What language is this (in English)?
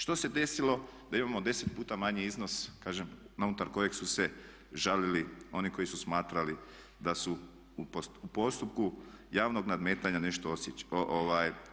Croatian